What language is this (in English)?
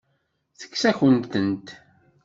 Kabyle